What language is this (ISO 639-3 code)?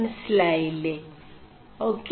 mal